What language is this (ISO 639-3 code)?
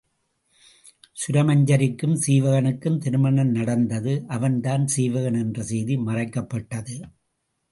tam